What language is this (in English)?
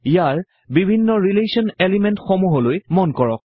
Assamese